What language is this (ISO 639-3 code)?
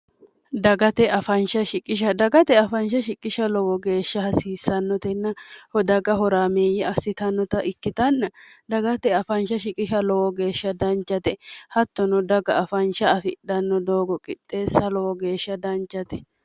sid